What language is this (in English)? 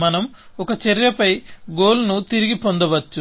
Telugu